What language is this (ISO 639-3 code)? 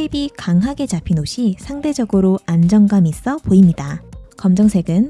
kor